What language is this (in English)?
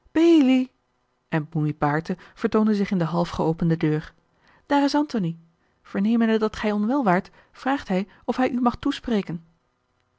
Dutch